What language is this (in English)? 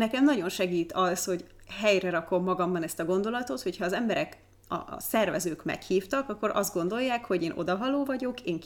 Hungarian